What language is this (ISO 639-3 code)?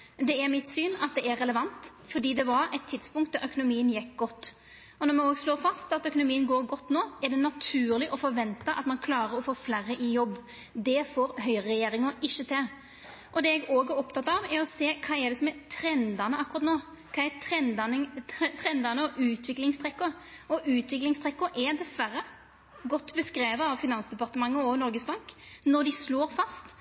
nno